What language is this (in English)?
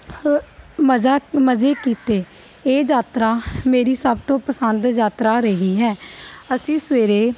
Punjabi